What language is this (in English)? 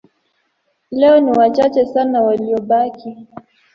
Swahili